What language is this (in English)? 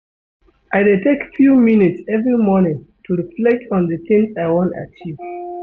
Nigerian Pidgin